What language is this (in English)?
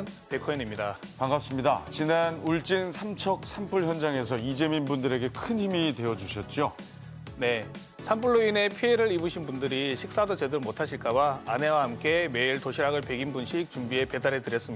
Korean